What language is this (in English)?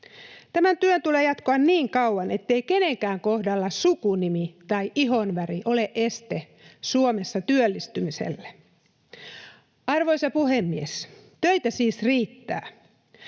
Finnish